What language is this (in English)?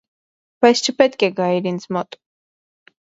Armenian